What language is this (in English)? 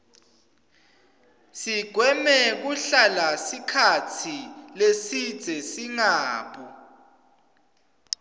Swati